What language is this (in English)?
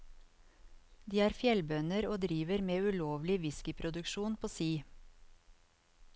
Norwegian